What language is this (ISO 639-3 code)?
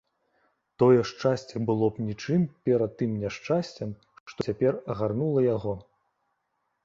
bel